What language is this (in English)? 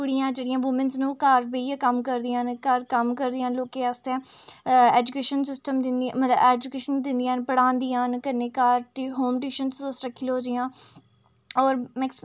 Dogri